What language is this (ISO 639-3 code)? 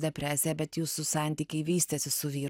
lit